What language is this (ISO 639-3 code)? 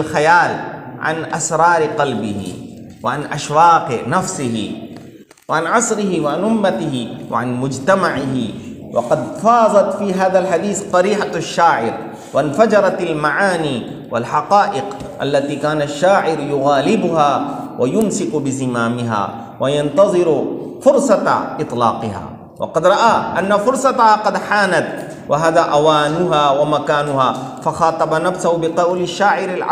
ara